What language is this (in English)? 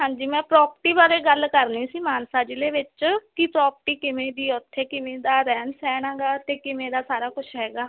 Punjabi